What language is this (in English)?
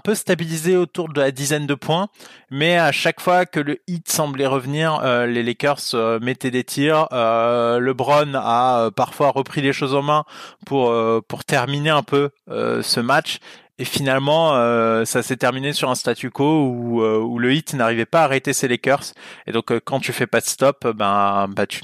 French